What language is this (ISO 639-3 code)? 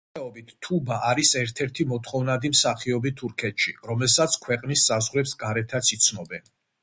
kat